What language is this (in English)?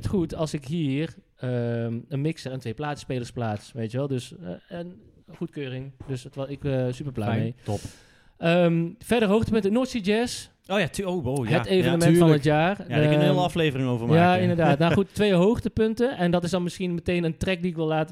Dutch